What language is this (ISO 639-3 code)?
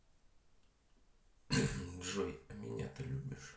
rus